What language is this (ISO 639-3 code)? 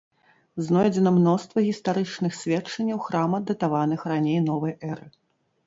bel